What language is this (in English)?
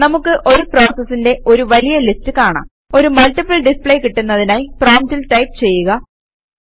Malayalam